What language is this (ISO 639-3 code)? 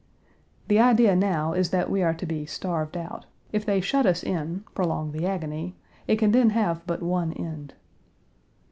eng